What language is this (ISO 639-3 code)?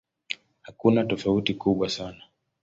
swa